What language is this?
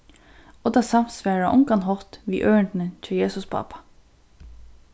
Faroese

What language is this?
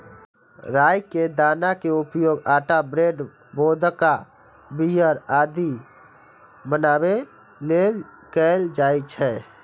Maithili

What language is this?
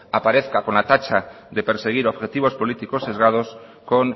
Spanish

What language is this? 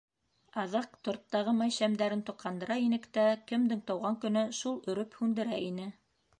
Bashkir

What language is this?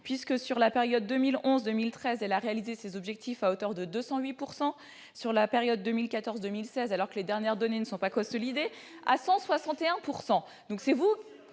French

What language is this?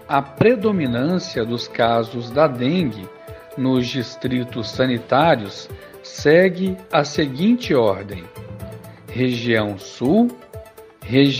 Portuguese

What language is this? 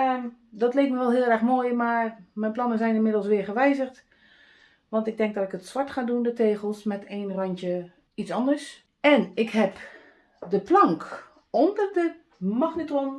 Dutch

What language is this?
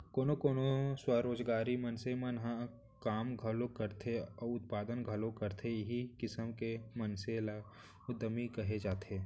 Chhattisgarhi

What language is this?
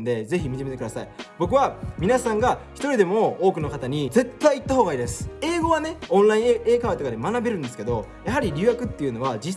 Japanese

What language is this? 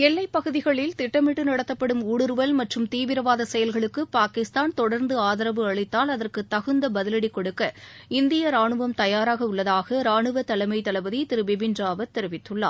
Tamil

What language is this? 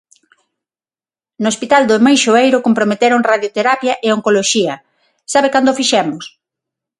Galician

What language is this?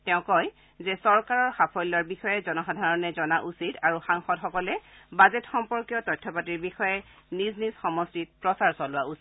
Assamese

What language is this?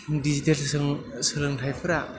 Bodo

